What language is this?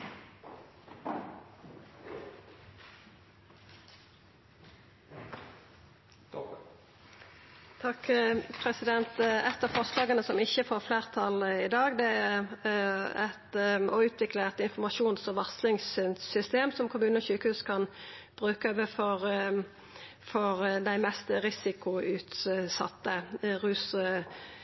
Norwegian Nynorsk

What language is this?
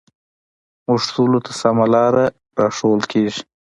Pashto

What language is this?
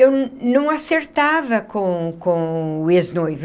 Portuguese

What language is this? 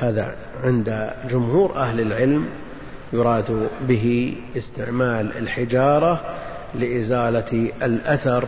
Arabic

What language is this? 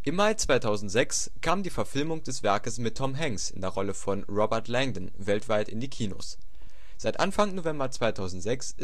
German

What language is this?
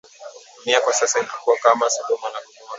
Swahili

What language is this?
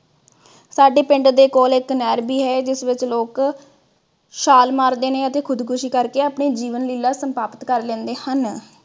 Punjabi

